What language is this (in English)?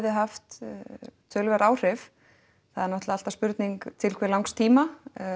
Icelandic